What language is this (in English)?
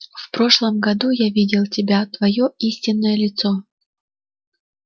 Russian